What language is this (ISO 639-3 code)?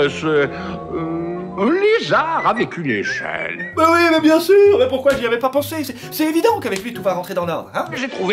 fra